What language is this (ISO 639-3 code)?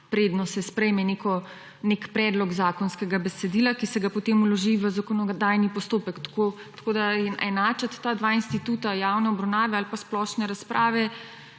slv